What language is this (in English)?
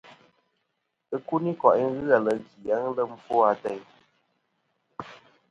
Kom